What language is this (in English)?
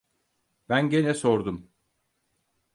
Turkish